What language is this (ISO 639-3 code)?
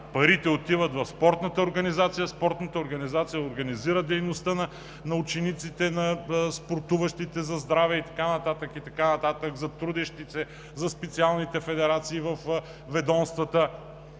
bul